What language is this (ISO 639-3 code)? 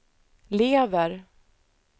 swe